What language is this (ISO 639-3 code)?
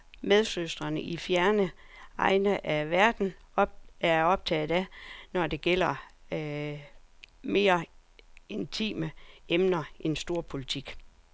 dan